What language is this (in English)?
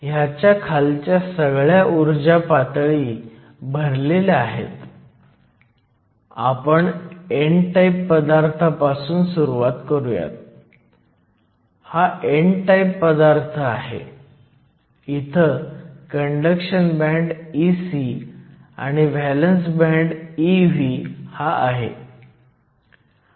Marathi